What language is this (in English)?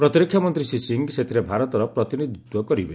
Odia